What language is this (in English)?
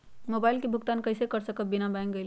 Magahi